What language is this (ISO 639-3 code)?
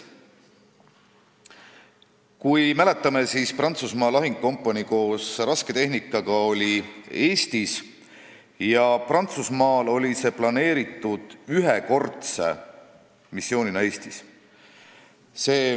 est